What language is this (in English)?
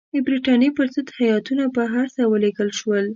Pashto